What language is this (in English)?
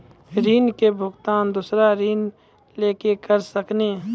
Maithili